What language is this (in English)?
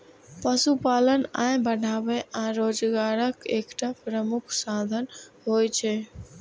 Maithili